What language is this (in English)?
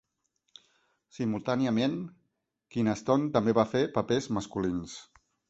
Catalan